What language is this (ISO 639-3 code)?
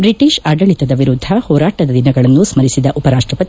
kan